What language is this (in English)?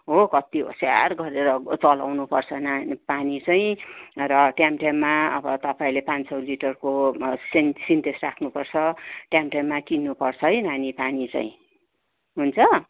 Nepali